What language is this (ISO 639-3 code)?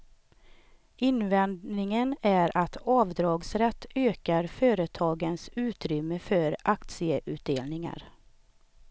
swe